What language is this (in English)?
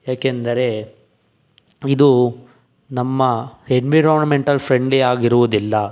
Kannada